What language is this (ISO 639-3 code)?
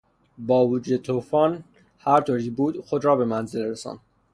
fas